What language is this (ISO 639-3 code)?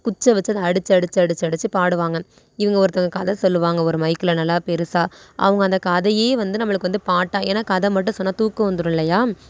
tam